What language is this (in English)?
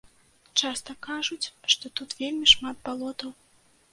Belarusian